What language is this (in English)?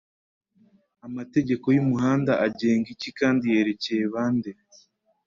Kinyarwanda